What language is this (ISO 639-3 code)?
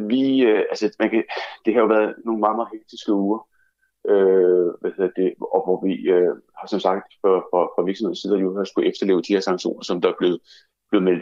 dan